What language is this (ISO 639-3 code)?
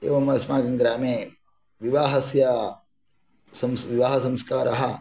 san